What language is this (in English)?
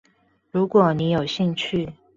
Chinese